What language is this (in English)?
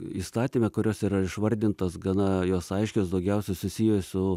Lithuanian